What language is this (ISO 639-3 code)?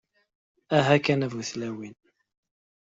kab